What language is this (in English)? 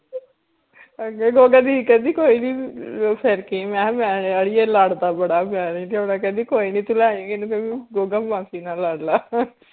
Punjabi